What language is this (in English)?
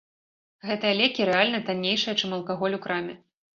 Belarusian